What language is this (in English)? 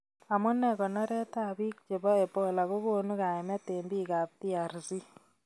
Kalenjin